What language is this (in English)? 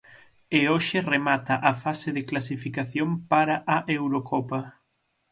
Galician